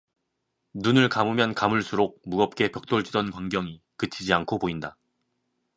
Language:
Korean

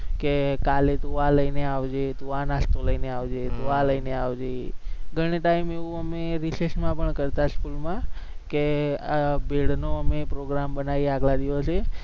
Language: Gujarati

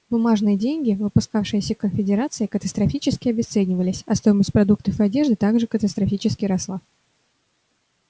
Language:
Russian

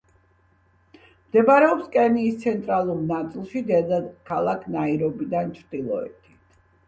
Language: Georgian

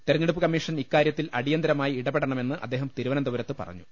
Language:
Malayalam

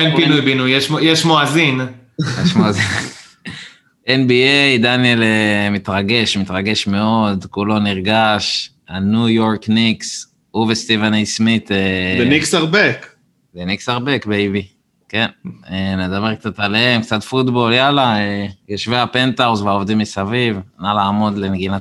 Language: Hebrew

